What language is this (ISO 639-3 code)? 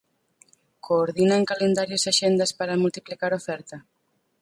glg